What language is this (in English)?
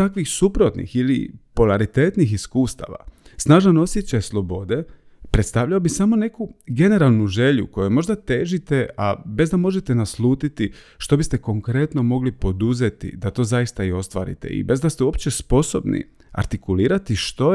Croatian